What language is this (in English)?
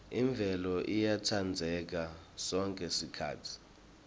Swati